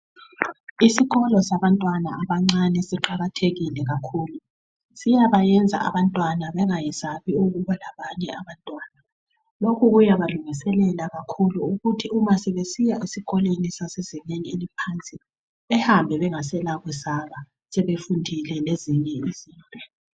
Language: North Ndebele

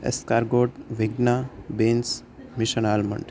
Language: Gujarati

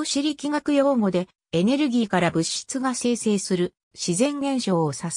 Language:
Japanese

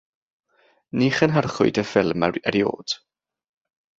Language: Welsh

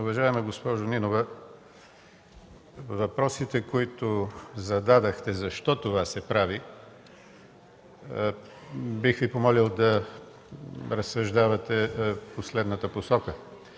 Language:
Bulgarian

